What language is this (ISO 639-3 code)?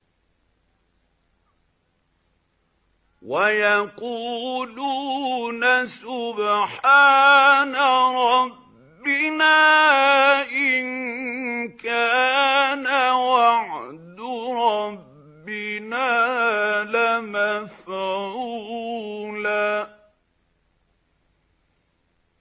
ara